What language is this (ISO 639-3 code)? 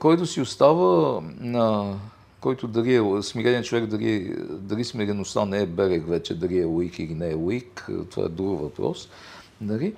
bul